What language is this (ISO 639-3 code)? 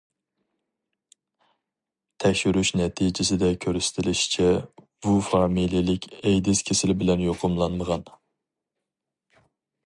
uig